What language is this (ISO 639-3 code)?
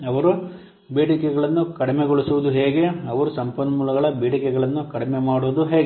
kan